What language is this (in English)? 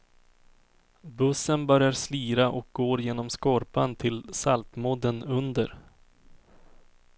Swedish